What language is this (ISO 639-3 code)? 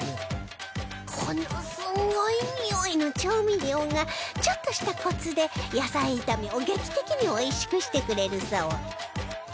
jpn